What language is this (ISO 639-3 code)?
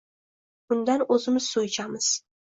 uzb